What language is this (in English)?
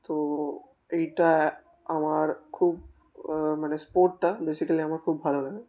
Bangla